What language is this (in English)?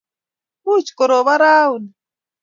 Kalenjin